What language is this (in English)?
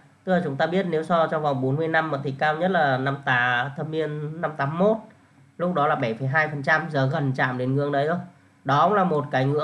Vietnamese